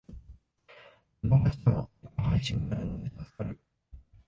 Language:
Japanese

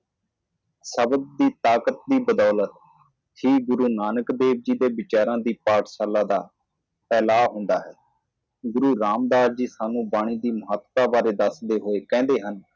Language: Punjabi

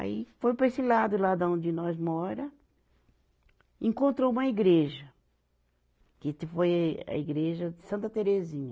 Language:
Portuguese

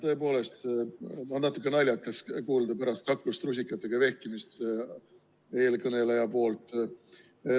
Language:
Estonian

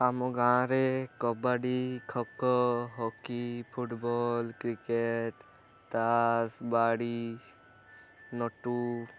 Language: Odia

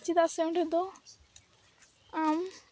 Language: Santali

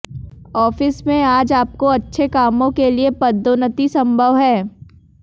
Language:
Hindi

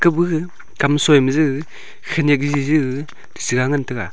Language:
Wancho Naga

